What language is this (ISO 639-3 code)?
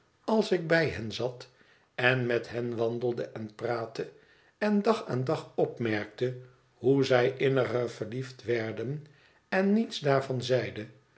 nld